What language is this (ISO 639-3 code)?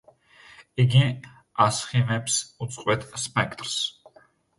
kat